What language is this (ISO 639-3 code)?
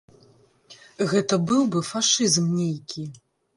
bel